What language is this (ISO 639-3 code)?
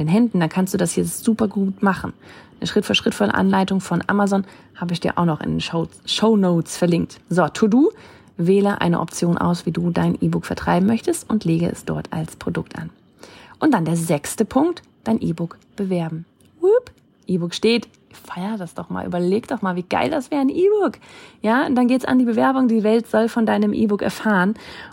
deu